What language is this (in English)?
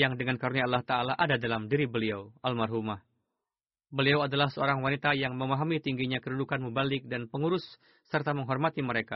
Indonesian